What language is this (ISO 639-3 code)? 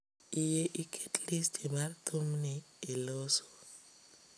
luo